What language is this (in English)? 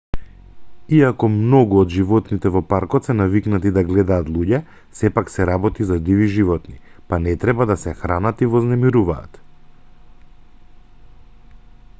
Macedonian